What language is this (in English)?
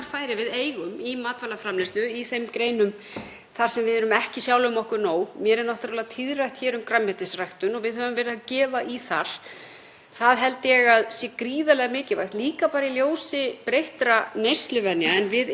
Icelandic